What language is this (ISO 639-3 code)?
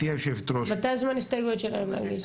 heb